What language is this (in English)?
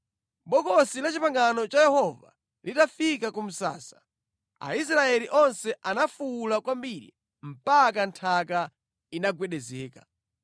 Nyanja